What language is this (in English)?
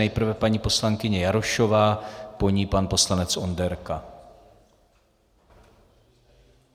Czech